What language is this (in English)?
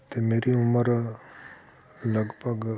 Punjabi